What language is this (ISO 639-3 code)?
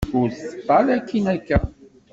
kab